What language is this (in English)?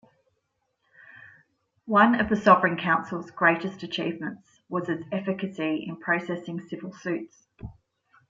English